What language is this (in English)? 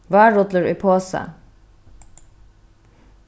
Faroese